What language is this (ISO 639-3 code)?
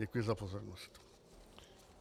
ces